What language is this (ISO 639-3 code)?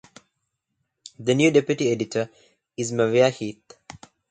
eng